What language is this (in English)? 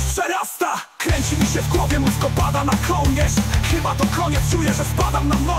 Polish